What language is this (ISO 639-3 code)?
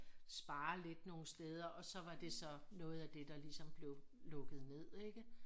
dan